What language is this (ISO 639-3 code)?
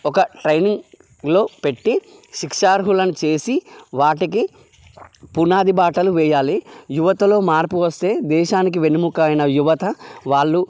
tel